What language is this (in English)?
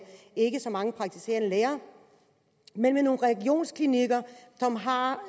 Danish